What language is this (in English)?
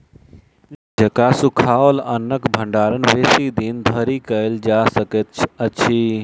Maithili